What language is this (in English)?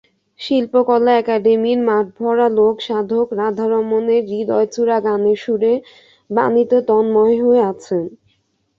Bangla